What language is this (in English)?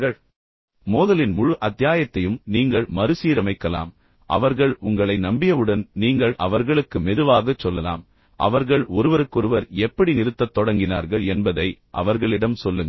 Tamil